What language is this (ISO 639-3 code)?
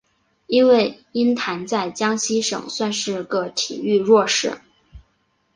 zho